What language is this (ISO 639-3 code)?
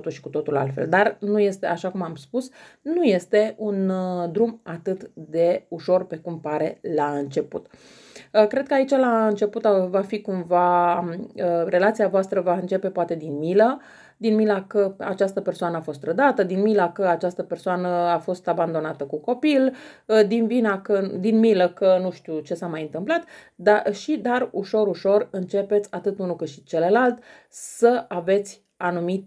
ron